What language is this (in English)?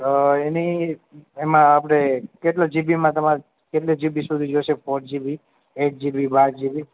Gujarati